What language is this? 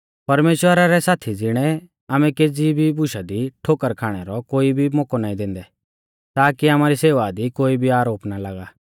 Mahasu Pahari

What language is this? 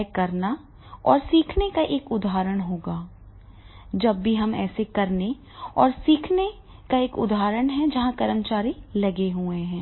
Hindi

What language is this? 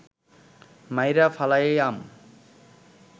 Bangla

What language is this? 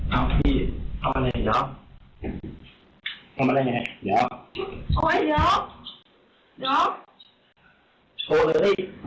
Thai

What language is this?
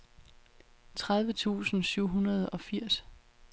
Danish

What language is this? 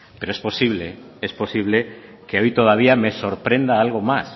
Spanish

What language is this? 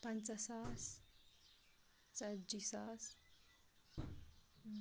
Kashmiri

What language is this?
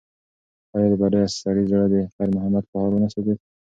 Pashto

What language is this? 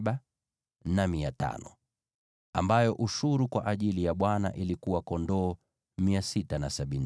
Swahili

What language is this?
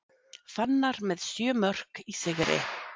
Icelandic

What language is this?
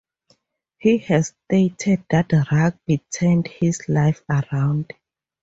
English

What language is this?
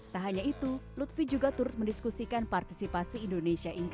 Indonesian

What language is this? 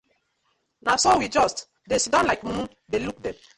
Nigerian Pidgin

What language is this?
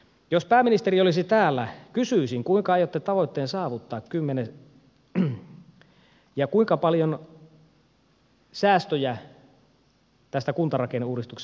Finnish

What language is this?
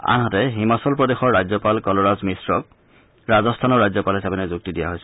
Assamese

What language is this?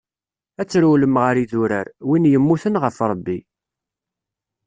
Kabyle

